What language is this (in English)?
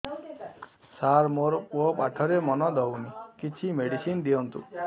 Odia